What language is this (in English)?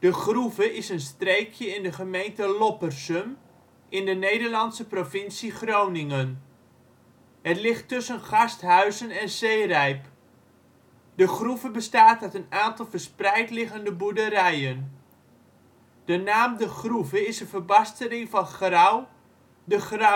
Dutch